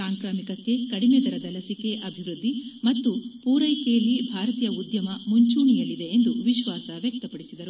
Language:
Kannada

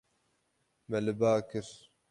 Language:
Kurdish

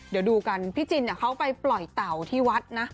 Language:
Thai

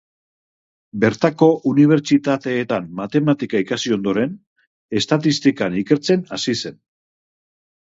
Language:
Basque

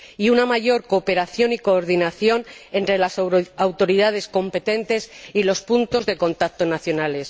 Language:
Spanish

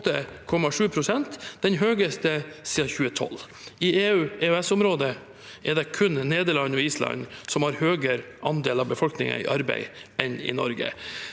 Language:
Norwegian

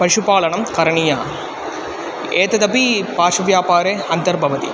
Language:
Sanskrit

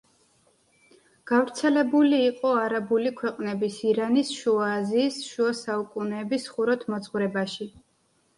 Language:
Georgian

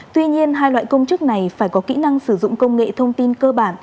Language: Vietnamese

